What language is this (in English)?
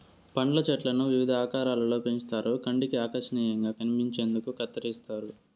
Telugu